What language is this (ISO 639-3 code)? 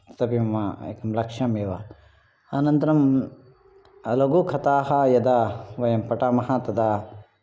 san